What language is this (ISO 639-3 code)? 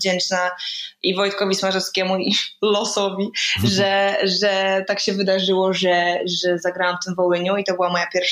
pol